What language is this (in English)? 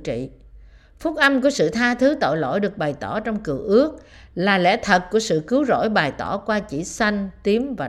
Vietnamese